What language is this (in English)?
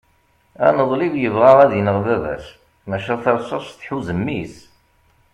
Kabyle